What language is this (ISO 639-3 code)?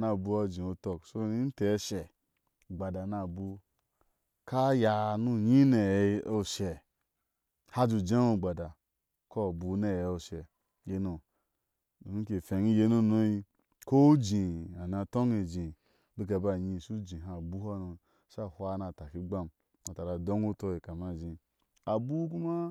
ahs